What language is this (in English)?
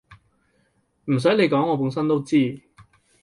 Cantonese